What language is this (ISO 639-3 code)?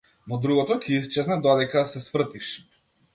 mkd